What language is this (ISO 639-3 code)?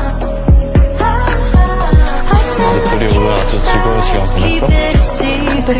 kor